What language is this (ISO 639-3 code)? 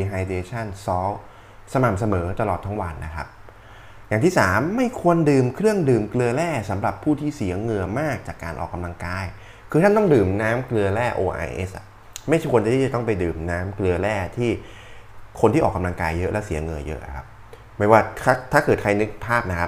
tha